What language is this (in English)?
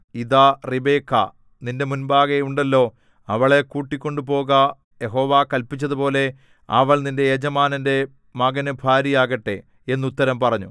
Malayalam